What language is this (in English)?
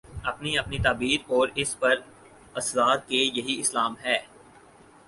Urdu